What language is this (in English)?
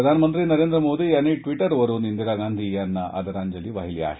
Marathi